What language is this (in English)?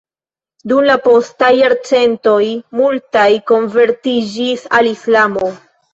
Esperanto